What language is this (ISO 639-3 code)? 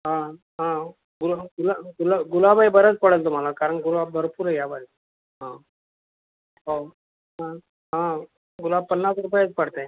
mar